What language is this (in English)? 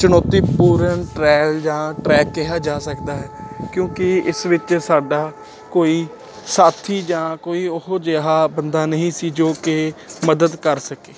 Punjabi